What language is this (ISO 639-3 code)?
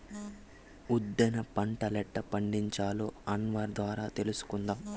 tel